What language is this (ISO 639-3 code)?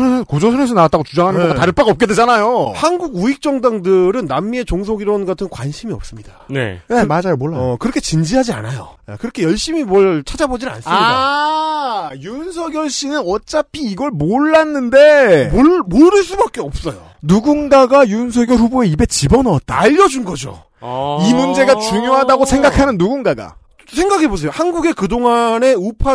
kor